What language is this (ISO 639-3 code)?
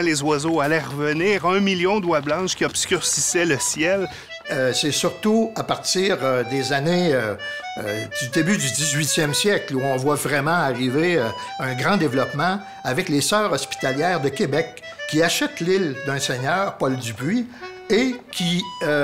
fra